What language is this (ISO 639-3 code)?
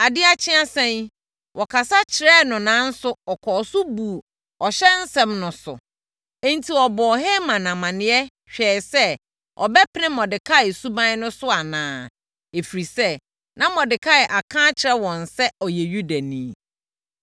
aka